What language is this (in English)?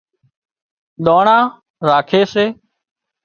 Wadiyara Koli